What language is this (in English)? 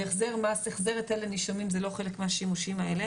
Hebrew